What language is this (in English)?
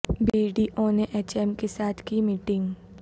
Urdu